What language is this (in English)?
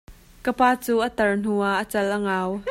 Hakha Chin